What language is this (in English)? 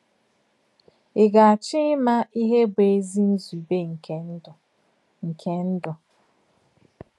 Igbo